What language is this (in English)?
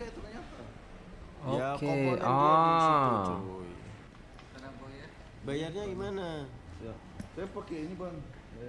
Indonesian